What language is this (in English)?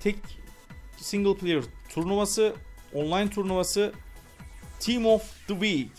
Turkish